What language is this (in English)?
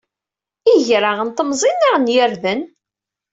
Kabyle